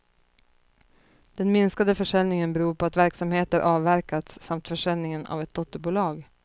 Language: Swedish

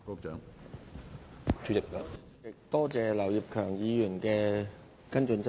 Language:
Cantonese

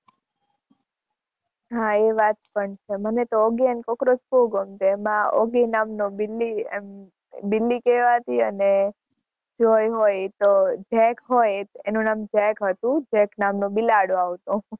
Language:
Gujarati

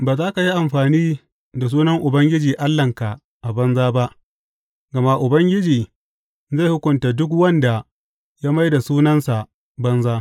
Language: Hausa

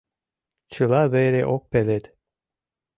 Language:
Mari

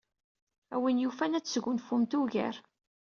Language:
Kabyle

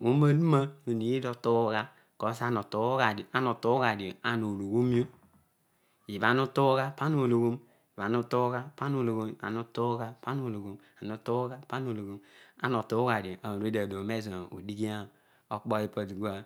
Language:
Odual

